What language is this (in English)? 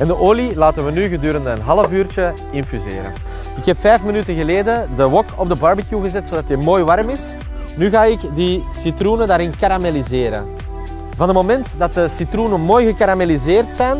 Dutch